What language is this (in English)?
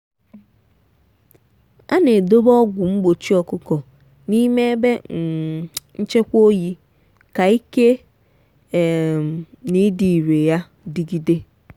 Igbo